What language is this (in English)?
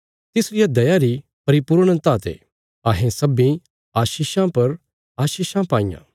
Bilaspuri